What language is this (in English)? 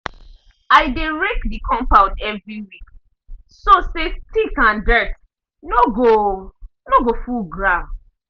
Nigerian Pidgin